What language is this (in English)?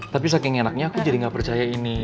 Indonesian